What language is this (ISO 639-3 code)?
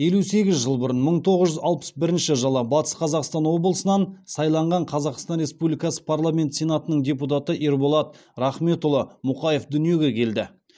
kaz